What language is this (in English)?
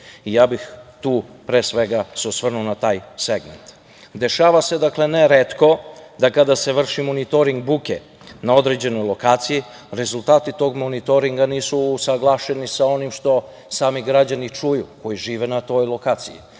Serbian